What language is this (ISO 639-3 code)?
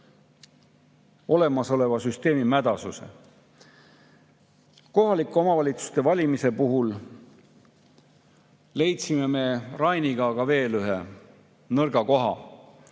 est